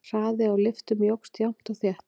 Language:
Icelandic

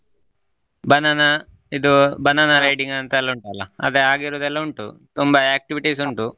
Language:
Kannada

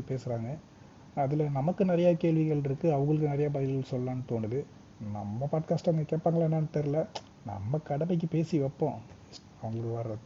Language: Tamil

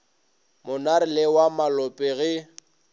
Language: Northern Sotho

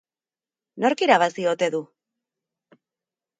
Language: Basque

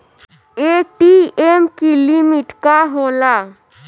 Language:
Bhojpuri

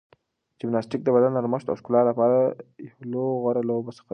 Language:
Pashto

